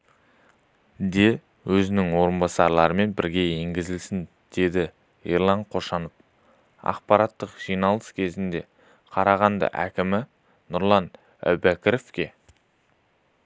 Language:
Kazakh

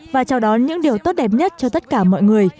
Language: Vietnamese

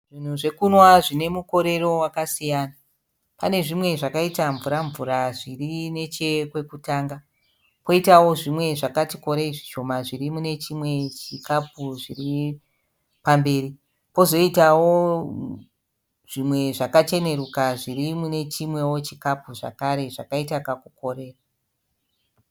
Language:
Shona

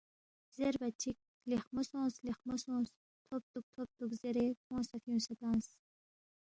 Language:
Balti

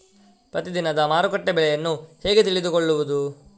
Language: Kannada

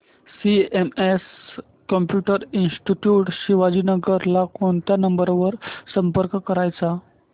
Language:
Marathi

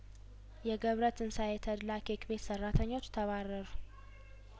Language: Amharic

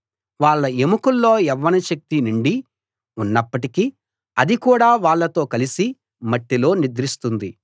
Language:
Telugu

